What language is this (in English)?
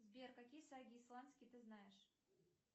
Russian